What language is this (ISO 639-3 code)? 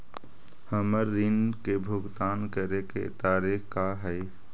mag